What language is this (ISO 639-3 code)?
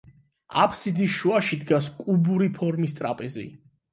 kat